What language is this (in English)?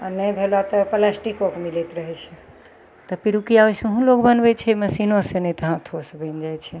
Maithili